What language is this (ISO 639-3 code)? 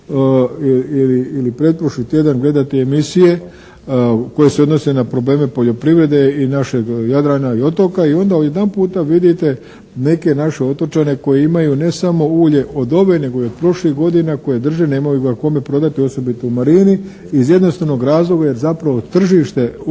hrv